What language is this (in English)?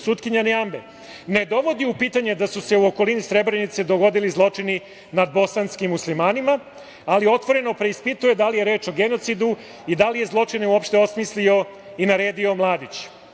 Serbian